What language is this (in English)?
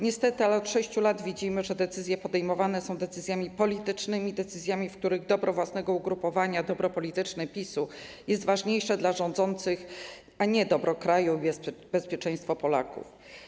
Polish